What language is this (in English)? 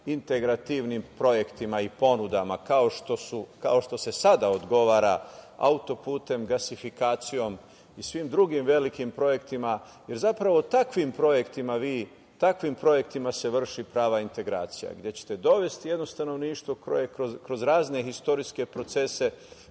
Serbian